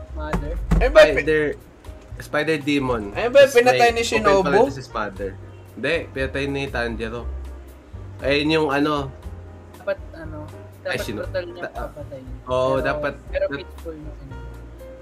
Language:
Filipino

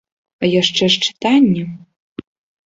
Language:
Belarusian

